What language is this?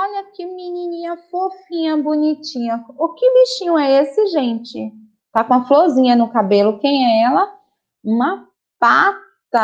Portuguese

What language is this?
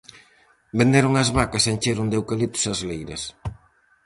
Galician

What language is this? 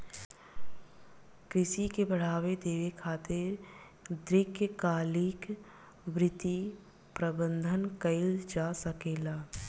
Bhojpuri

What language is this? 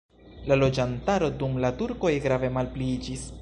Esperanto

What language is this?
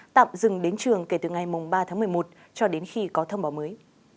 Vietnamese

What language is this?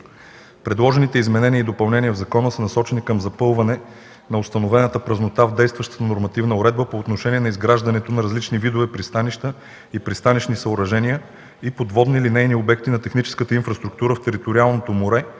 Bulgarian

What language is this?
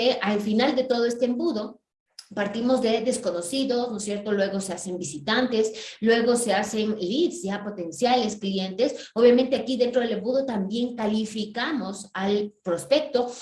Spanish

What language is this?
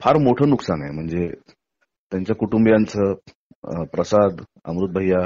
Marathi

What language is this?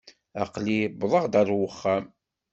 Kabyle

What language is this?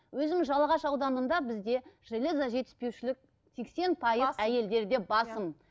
Kazakh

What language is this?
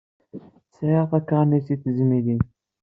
Kabyle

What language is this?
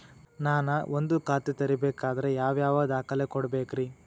Kannada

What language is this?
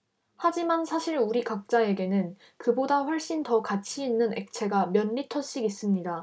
Korean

